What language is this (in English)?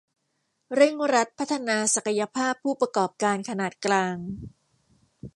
Thai